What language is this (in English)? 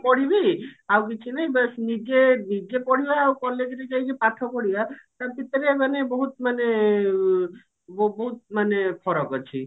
Odia